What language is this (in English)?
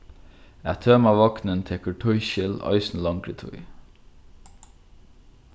Faroese